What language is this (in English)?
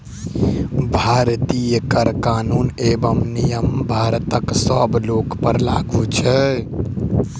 Maithili